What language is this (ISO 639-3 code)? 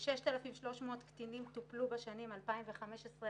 heb